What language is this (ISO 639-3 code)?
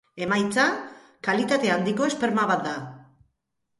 eus